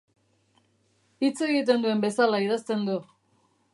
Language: Basque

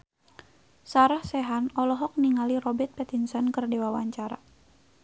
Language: Sundanese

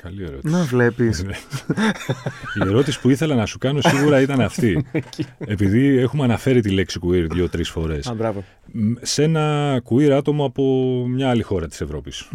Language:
Greek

